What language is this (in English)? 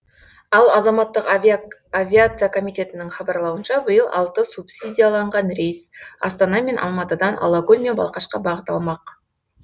Kazakh